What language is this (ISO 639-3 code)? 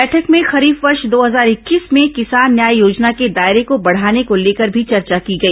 hin